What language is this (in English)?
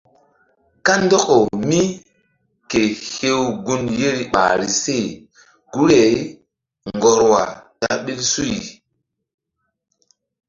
Mbum